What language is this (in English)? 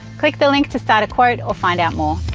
English